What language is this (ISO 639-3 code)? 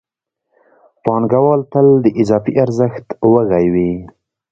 pus